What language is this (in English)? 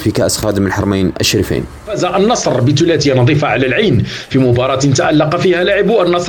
Arabic